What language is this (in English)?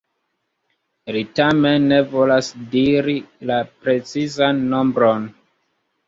Esperanto